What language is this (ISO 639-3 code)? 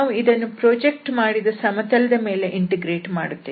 kan